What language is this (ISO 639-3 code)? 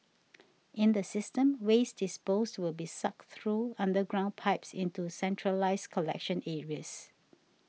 eng